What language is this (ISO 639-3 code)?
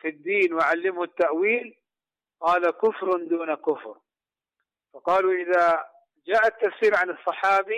ara